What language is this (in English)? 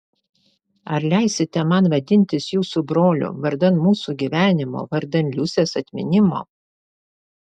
Lithuanian